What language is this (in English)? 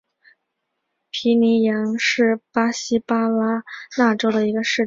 Chinese